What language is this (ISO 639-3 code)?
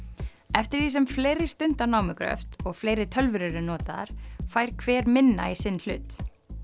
isl